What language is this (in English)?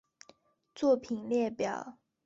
Chinese